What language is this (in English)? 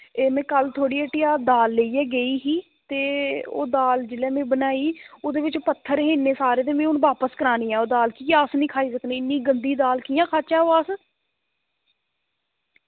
Dogri